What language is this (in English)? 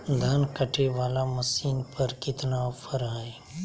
Magahi